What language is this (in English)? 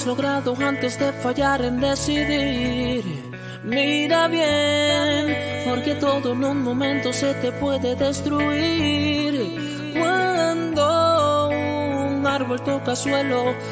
Spanish